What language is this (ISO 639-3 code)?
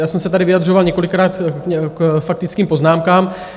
ces